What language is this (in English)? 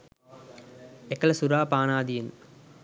Sinhala